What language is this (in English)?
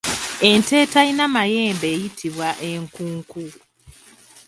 Ganda